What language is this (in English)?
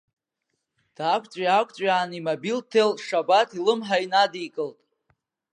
Abkhazian